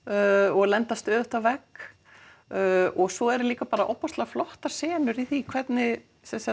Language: Icelandic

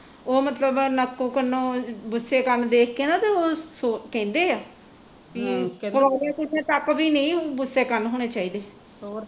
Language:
Punjabi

